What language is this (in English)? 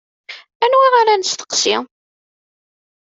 Kabyle